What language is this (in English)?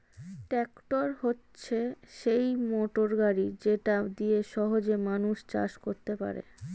Bangla